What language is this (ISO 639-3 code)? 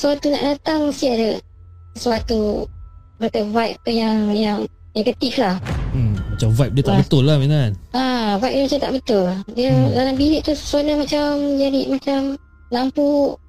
msa